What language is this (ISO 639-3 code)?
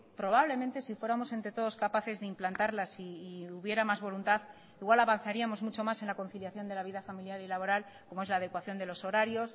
spa